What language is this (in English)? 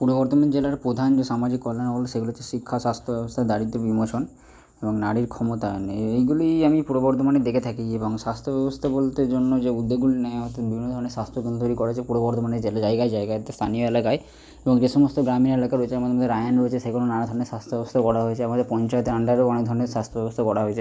Bangla